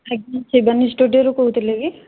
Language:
Odia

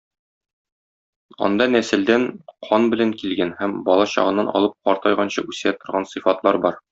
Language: Tatar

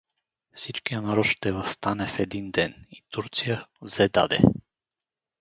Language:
Bulgarian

